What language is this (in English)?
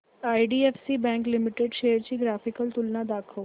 Marathi